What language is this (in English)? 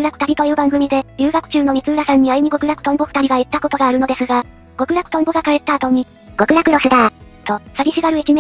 Japanese